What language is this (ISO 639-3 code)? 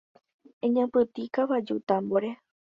grn